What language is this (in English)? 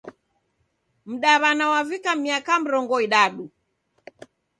Taita